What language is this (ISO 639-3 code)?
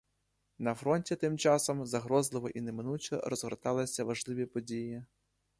ukr